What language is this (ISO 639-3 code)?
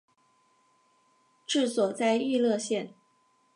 zho